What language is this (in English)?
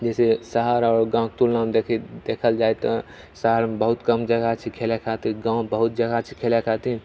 Maithili